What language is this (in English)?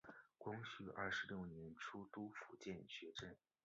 Chinese